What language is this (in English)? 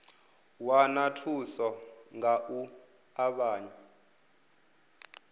Venda